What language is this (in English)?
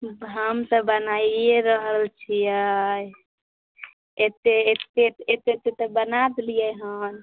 Maithili